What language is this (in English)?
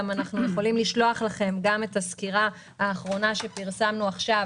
Hebrew